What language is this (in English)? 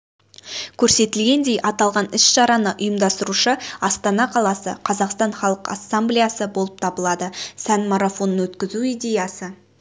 Kazakh